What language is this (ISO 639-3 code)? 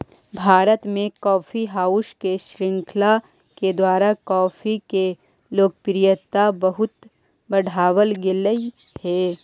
mag